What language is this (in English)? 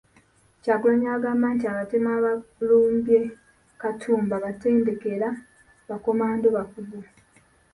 Ganda